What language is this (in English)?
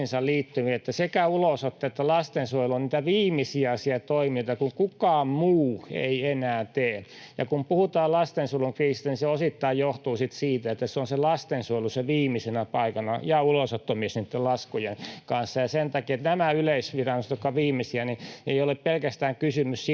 Finnish